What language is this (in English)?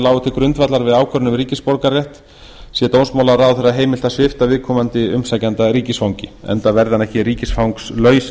Icelandic